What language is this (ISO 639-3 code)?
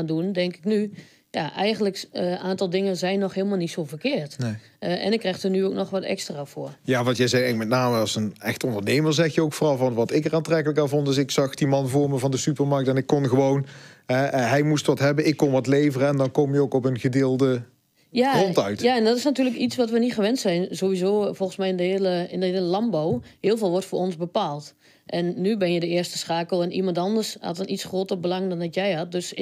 nld